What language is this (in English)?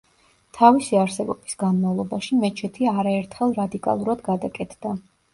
Georgian